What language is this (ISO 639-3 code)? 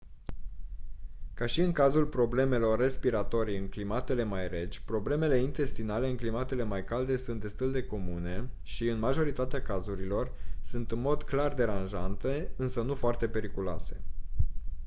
ron